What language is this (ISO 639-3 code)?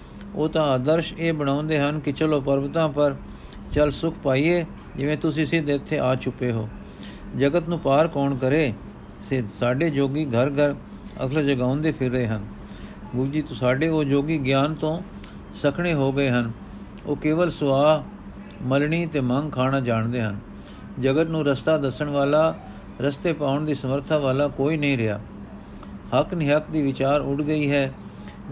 pan